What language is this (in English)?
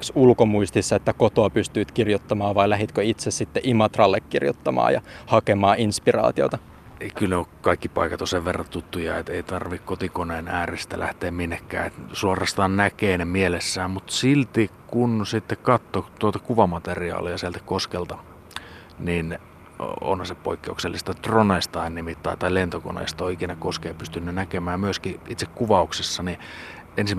Finnish